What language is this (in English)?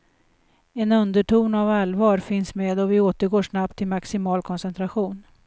Swedish